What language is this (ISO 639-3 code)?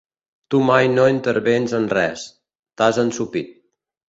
cat